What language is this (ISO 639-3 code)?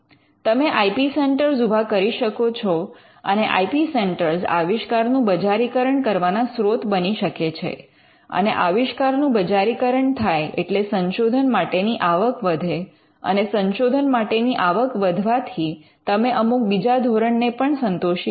guj